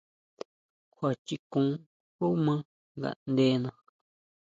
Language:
Huautla Mazatec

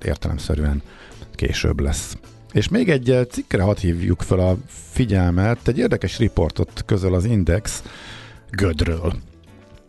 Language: Hungarian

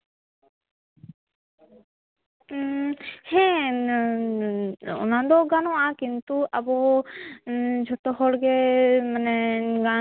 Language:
Santali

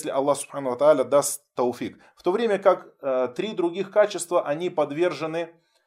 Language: Russian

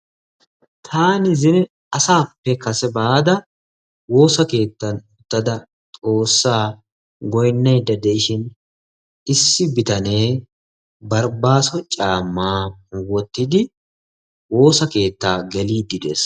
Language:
Wolaytta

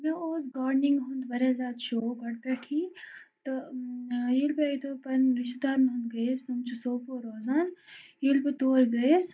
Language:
Kashmiri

